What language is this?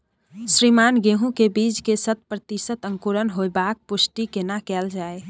Maithili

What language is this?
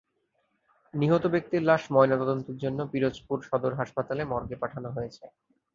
Bangla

